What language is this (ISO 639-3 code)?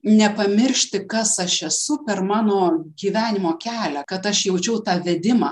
lit